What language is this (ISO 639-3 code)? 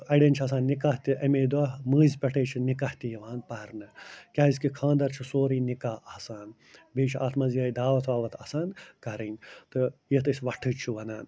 kas